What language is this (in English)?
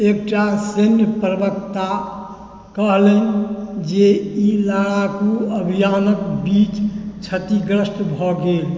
Maithili